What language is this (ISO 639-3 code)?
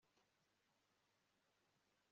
kin